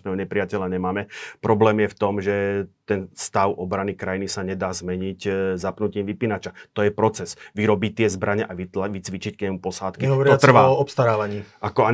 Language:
Slovak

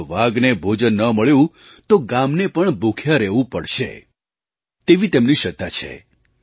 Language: Gujarati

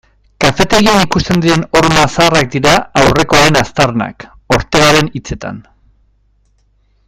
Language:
Basque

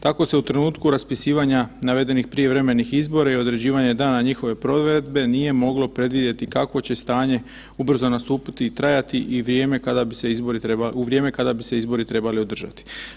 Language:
Croatian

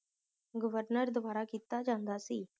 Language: Punjabi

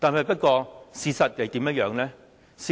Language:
Cantonese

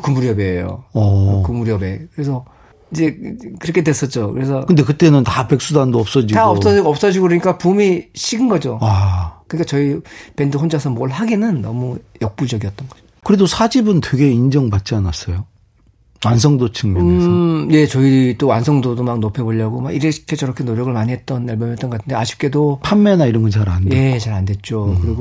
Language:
Korean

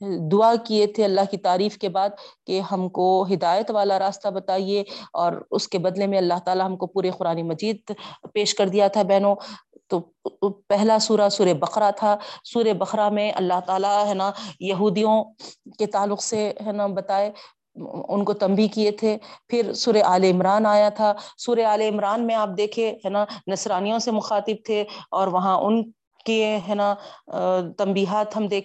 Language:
Urdu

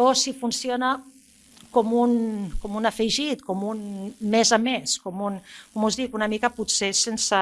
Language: Catalan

